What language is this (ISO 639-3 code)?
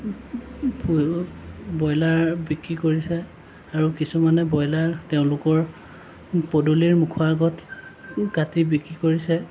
asm